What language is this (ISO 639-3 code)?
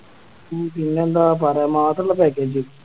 mal